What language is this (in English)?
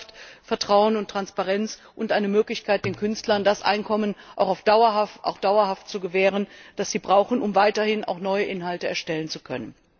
German